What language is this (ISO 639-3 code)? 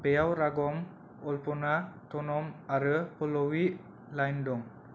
brx